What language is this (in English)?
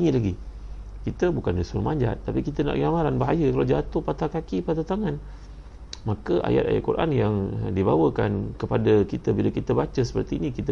Malay